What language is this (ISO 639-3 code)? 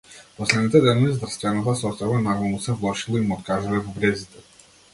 mkd